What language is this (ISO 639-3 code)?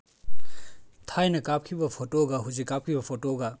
mni